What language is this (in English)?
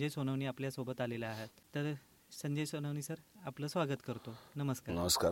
Marathi